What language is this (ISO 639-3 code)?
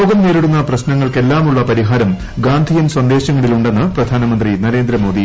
mal